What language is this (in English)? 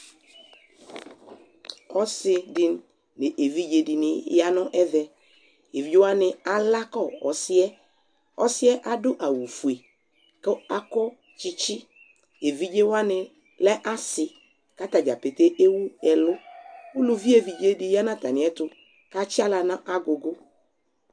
Ikposo